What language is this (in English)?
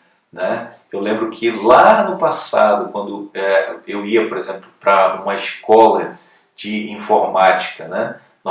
Portuguese